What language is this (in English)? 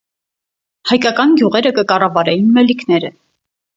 Armenian